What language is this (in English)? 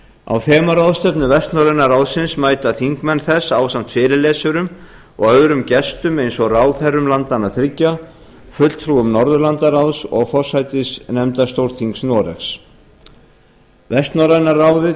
Icelandic